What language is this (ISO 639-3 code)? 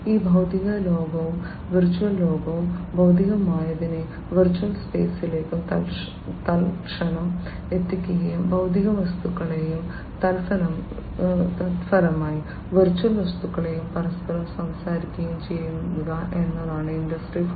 mal